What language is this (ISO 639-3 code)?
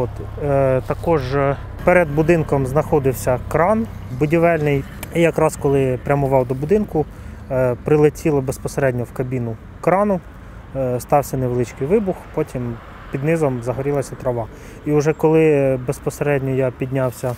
ukr